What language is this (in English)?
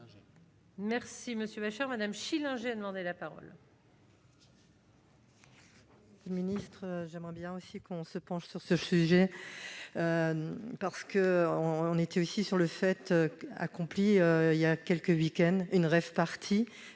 French